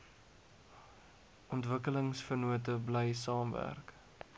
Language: Afrikaans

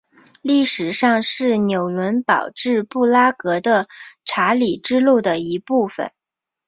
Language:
Chinese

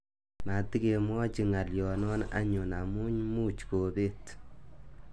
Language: Kalenjin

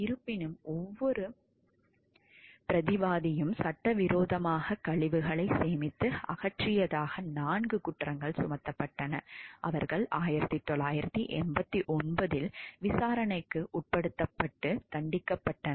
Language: Tamil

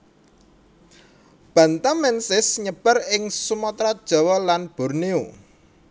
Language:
Javanese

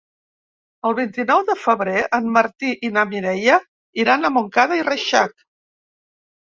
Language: Catalan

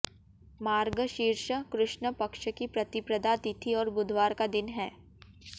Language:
Hindi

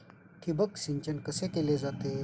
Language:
Marathi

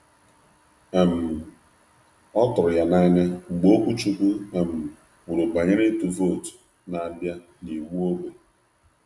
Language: Igbo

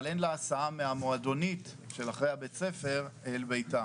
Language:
Hebrew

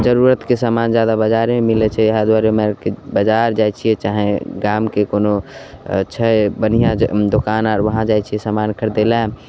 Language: Maithili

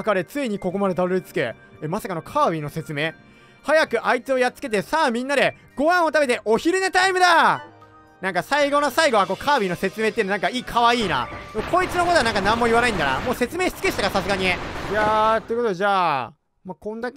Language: Japanese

